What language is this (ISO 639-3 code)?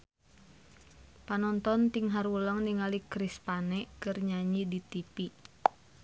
sun